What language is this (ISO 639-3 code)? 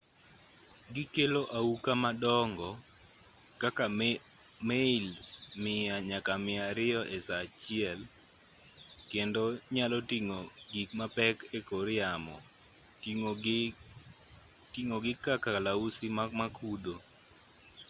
luo